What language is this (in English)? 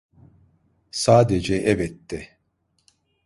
Turkish